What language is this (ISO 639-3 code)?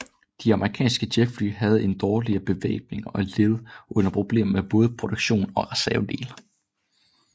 dan